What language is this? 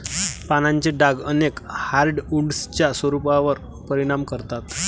Marathi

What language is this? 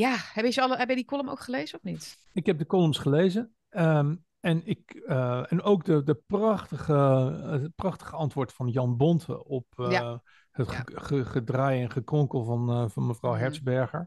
Dutch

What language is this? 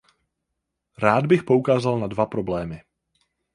Czech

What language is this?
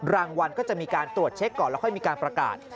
Thai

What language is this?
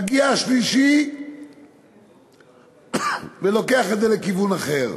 Hebrew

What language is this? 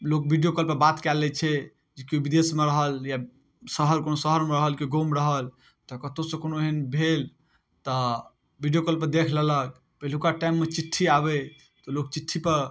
Maithili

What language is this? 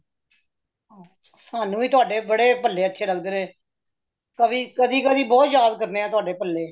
Punjabi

